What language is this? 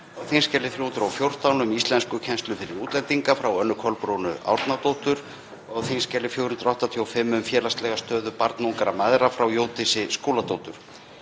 Icelandic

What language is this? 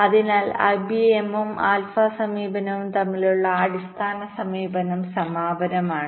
Malayalam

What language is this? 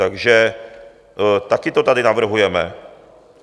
Czech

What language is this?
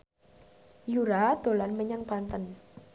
Javanese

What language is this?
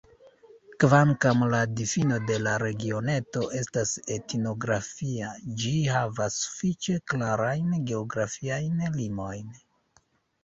Esperanto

